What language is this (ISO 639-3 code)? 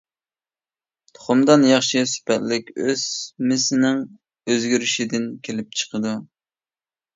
uig